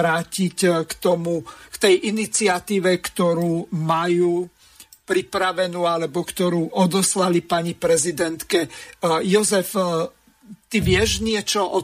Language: Slovak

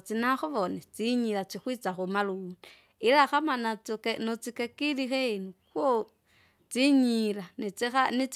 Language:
Kinga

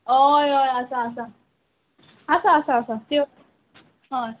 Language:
Konkani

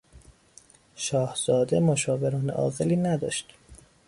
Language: Persian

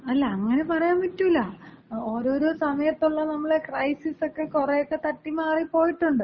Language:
Malayalam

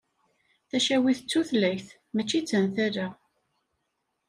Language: Kabyle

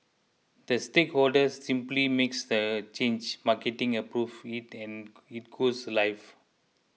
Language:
English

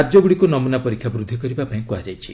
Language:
Odia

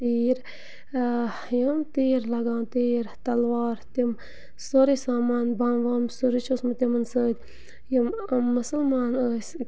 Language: Kashmiri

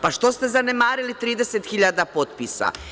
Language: Serbian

